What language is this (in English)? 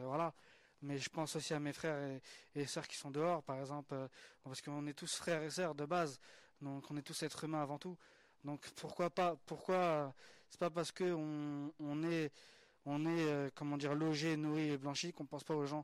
French